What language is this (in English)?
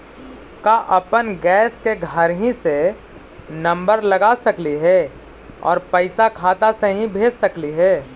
Magahi